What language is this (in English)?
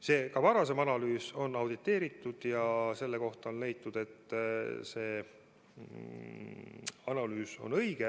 Estonian